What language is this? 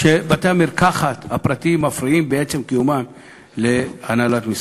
Hebrew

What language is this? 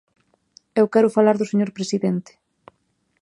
Galician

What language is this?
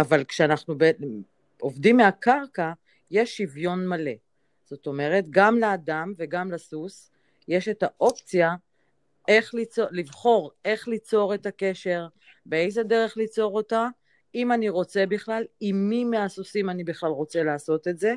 Hebrew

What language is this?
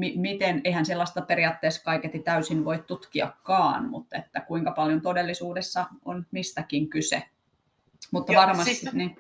Finnish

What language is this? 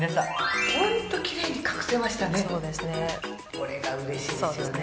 Japanese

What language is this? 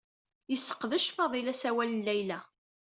Kabyle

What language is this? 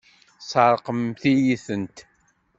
Kabyle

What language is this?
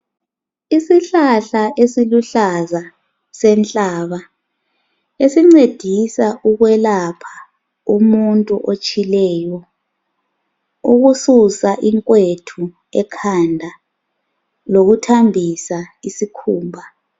North Ndebele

